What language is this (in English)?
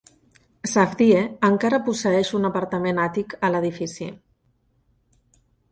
Catalan